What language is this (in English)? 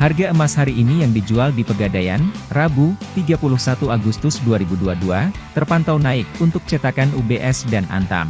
Indonesian